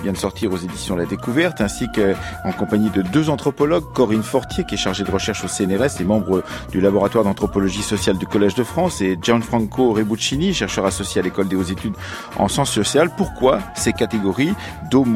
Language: French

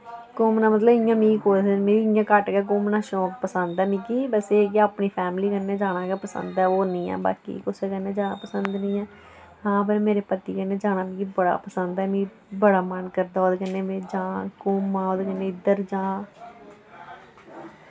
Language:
Dogri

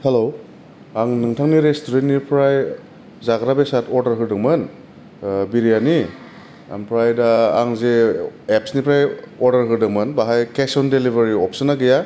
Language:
Bodo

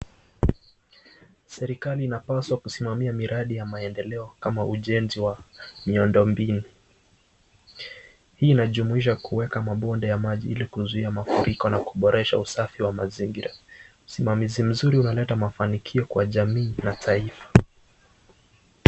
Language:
Swahili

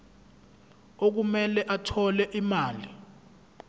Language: Zulu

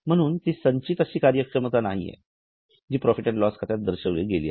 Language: Marathi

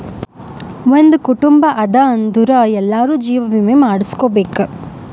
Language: Kannada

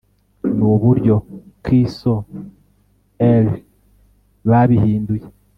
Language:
Kinyarwanda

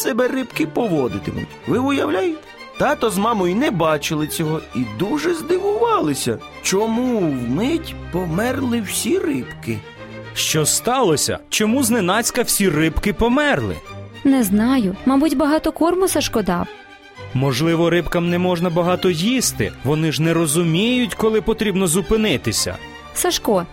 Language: Ukrainian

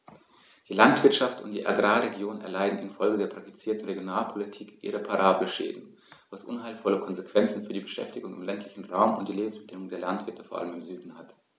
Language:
German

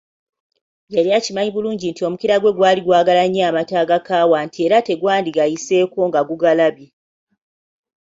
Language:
Ganda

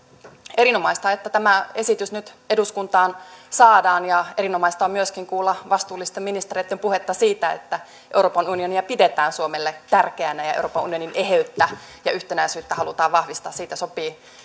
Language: Finnish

